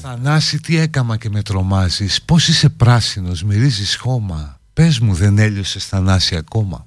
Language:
Greek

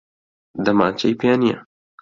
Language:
Central Kurdish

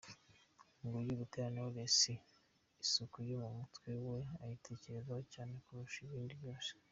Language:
Kinyarwanda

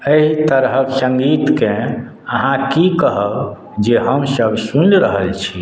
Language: Maithili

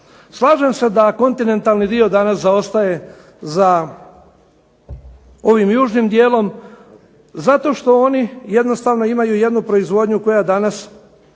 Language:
Croatian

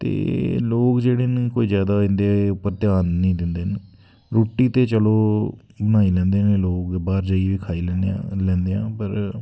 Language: Dogri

